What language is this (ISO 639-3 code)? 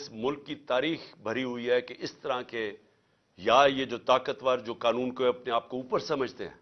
urd